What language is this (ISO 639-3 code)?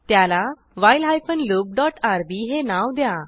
mar